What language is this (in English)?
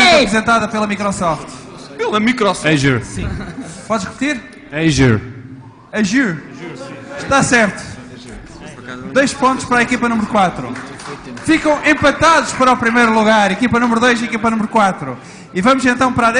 Portuguese